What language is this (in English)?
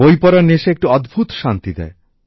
Bangla